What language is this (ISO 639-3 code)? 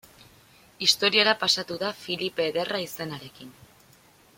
eus